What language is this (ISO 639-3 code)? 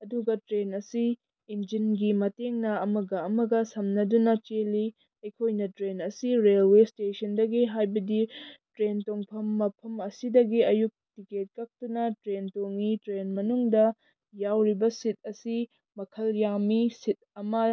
mni